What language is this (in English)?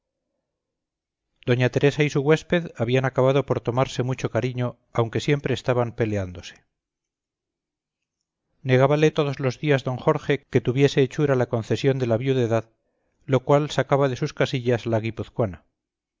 Spanish